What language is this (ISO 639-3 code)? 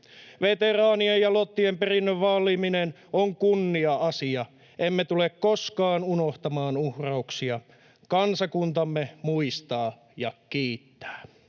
fin